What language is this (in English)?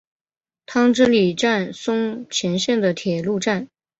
Chinese